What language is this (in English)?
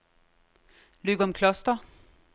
Danish